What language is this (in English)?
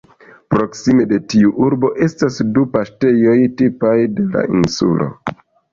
Esperanto